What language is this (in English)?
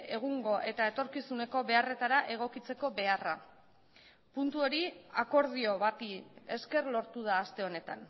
Basque